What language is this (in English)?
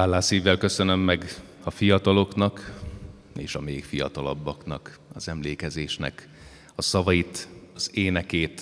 Hungarian